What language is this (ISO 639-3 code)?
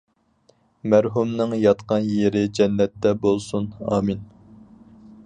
uig